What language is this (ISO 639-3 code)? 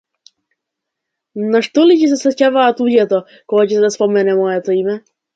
mkd